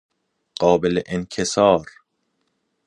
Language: Persian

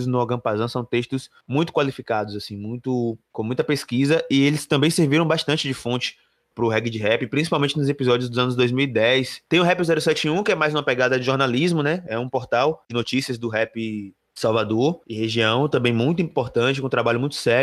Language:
Portuguese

